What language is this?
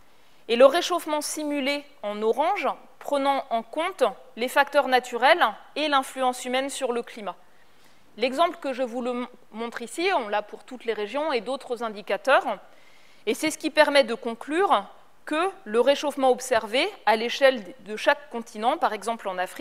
French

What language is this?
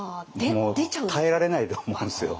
Japanese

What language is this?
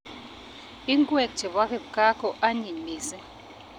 Kalenjin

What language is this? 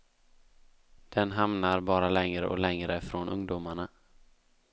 Swedish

